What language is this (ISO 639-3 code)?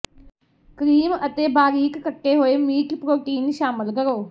pan